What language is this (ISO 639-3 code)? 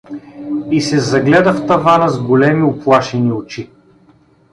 bul